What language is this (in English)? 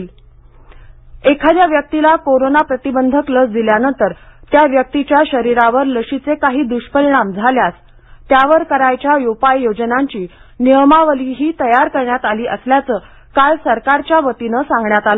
Marathi